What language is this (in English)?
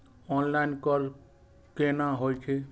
Maithili